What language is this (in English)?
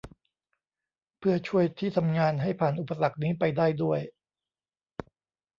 Thai